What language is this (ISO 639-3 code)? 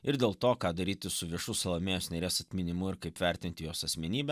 lit